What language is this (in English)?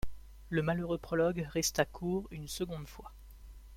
French